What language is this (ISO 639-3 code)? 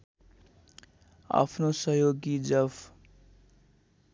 nep